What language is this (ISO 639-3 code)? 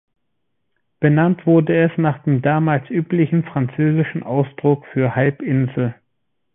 deu